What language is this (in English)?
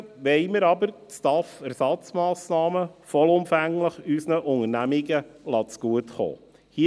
Swiss German